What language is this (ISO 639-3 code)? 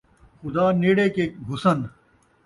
skr